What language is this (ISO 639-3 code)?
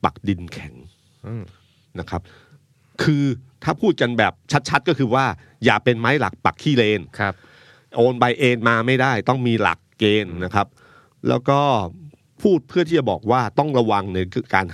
tha